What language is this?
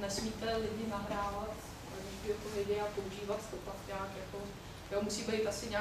Czech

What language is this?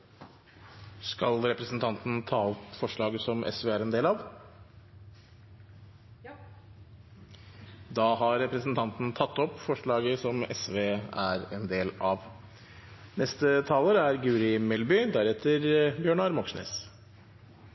Norwegian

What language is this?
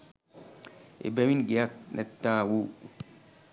Sinhala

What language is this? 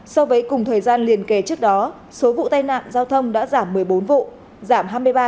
Vietnamese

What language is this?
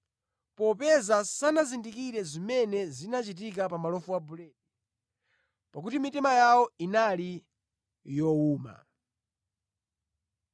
Nyanja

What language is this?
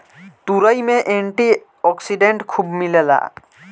Bhojpuri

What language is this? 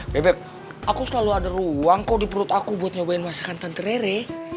Indonesian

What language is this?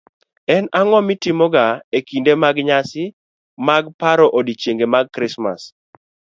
Luo (Kenya and Tanzania)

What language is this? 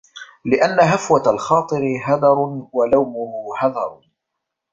Arabic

